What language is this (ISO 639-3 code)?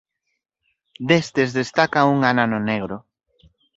glg